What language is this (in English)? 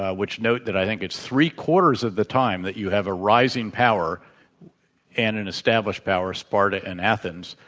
English